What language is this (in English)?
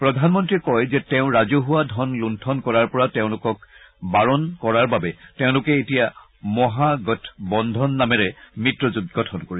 Assamese